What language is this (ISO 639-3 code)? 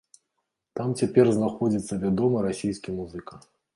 bel